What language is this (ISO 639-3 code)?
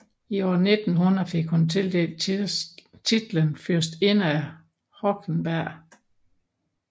dan